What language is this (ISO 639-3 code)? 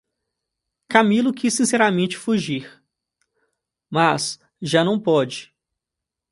por